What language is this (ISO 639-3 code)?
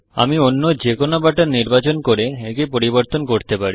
ben